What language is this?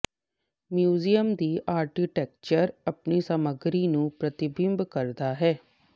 Punjabi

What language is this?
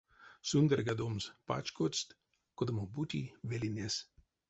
Erzya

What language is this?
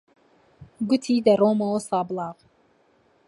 Central Kurdish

